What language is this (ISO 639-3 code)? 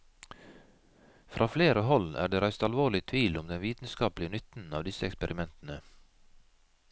nor